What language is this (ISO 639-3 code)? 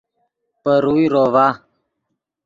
ydg